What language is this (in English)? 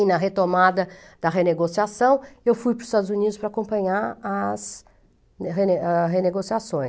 Portuguese